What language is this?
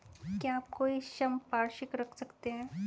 Hindi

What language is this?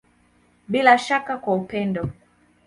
Swahili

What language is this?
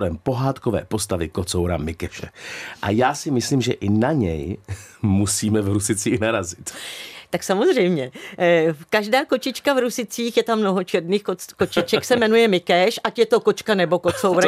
Czech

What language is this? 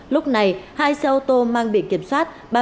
Vietnamese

